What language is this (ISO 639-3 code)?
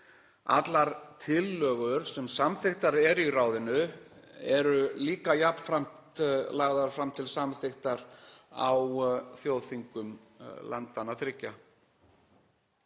isl